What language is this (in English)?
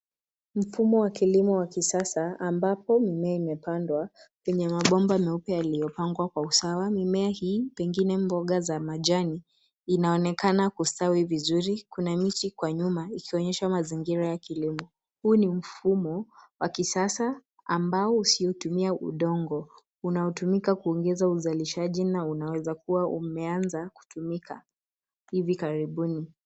Swahili